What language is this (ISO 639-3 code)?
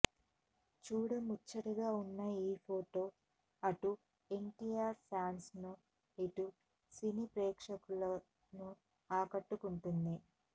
tel